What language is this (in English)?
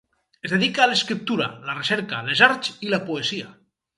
Catalan